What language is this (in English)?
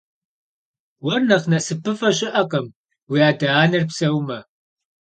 Kabardian